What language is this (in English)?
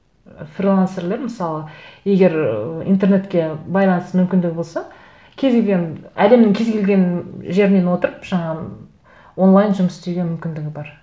Kazakh